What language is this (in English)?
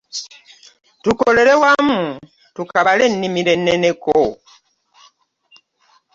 Ganda